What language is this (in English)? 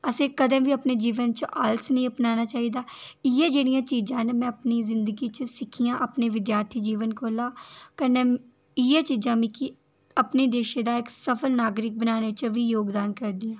Dogri